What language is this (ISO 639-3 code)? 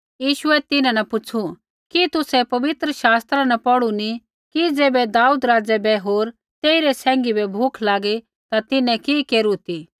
kfx